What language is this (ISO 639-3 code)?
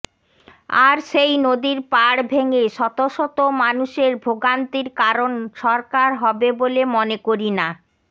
ben